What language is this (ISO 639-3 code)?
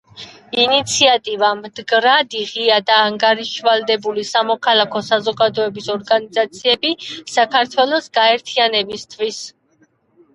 kat